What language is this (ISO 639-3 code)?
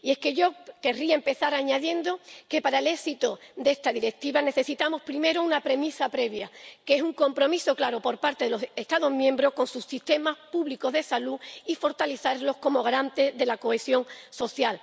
spa